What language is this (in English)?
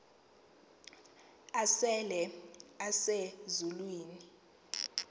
Xhosa